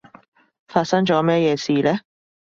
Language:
Cantonese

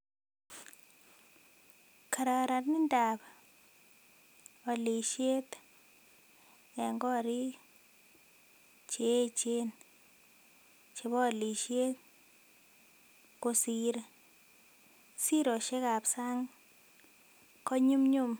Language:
Kalenjin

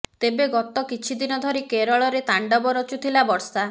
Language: Odia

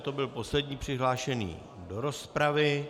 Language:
Czech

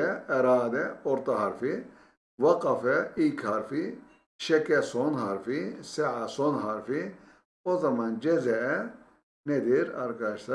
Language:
Turkish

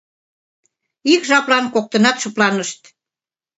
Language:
Mari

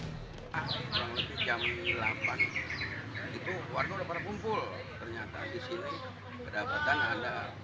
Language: Indonesian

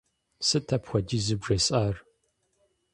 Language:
Kabardian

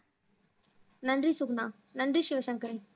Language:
Tamil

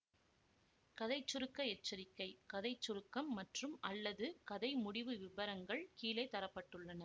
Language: Tamil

